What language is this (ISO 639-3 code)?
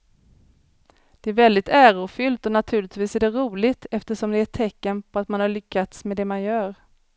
swe